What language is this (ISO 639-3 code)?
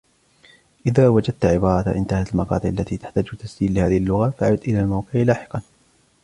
ara